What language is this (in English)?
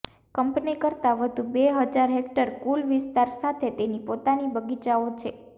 Gujarati